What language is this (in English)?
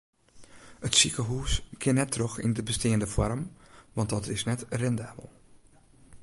Western Frisian